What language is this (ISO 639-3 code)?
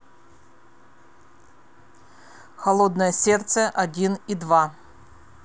rus